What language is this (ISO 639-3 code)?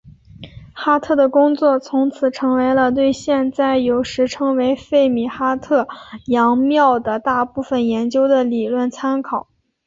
zho